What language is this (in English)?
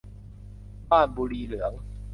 Thai